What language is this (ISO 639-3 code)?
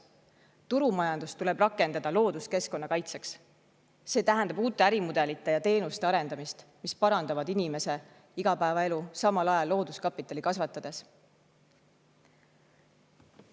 est